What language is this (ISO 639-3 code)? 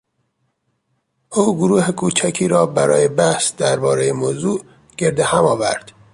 fas